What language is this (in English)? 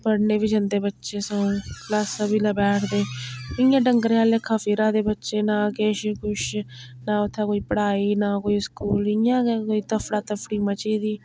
Dogri